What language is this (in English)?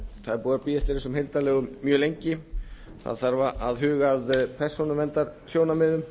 Icelandic